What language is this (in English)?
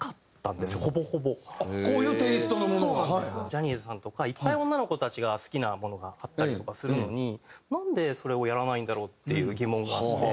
Japanese